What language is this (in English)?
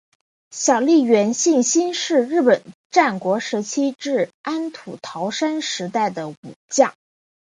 Chinese